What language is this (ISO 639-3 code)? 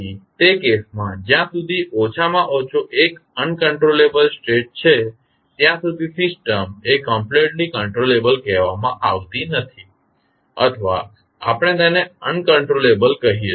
guj